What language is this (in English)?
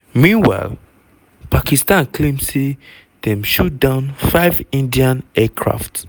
Nigerian Pidgin